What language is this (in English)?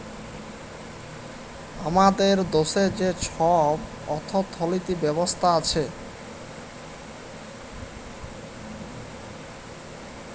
Bangla